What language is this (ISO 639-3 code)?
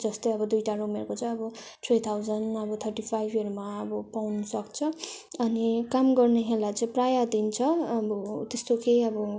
nep